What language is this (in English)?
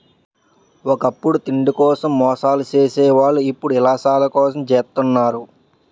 Telugu